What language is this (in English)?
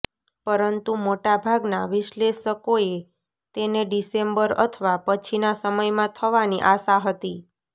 Gujarati